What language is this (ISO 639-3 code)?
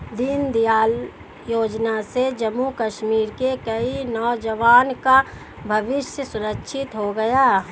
hin